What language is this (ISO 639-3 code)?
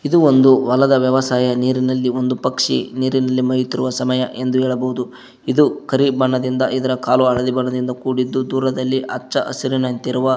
kan